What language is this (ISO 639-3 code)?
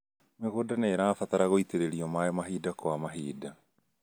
kik